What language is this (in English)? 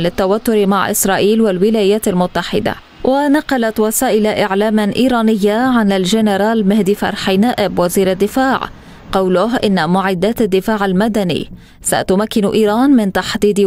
Arabic